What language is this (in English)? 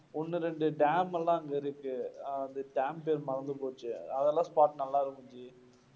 Tamil